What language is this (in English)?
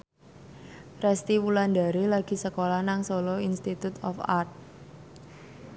Javanese